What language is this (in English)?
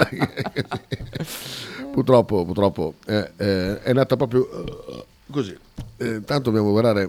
Italian